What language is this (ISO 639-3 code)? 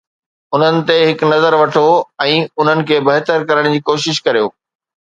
snd